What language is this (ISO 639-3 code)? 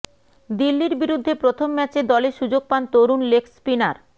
ben